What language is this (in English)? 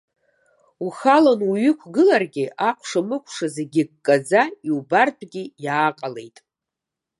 Abkhazian